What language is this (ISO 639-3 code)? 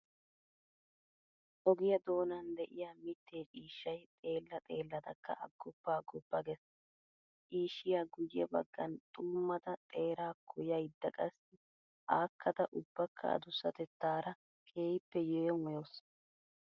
wal